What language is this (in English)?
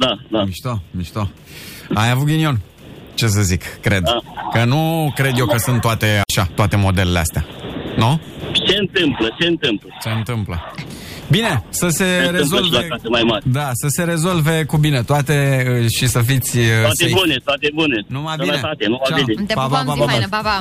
Romanian